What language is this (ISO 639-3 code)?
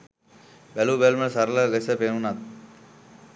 sin